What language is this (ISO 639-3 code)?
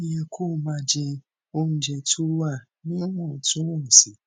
yor